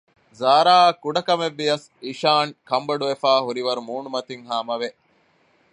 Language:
Divehi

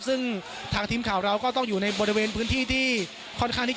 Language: Thai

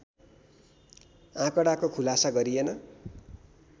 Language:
Nepali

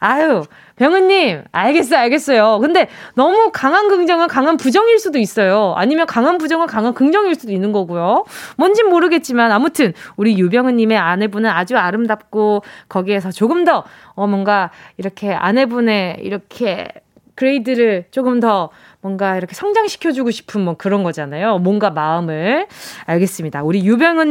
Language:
Korean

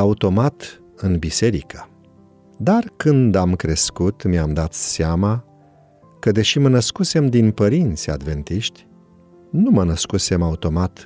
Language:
Romanian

